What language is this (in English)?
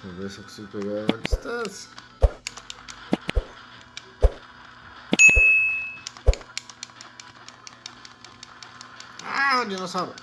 Portuguese